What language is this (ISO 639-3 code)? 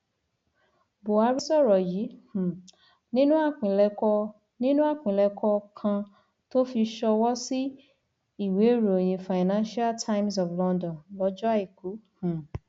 yor